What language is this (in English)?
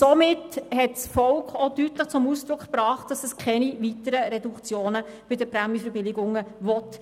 Swiss German